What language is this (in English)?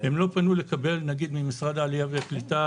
Hebrew